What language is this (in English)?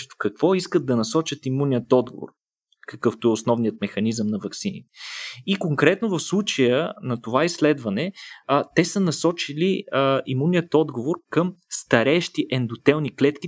Bulgarian